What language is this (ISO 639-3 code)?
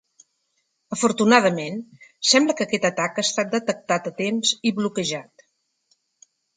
cat